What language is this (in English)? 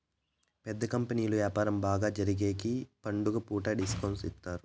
Telugu